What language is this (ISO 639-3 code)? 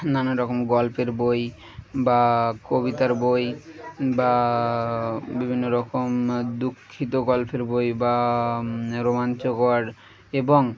ben